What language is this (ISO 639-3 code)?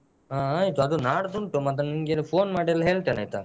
kan